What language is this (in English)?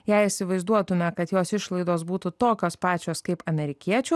Lithuanian